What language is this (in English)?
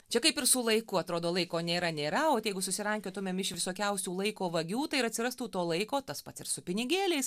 Lithuanian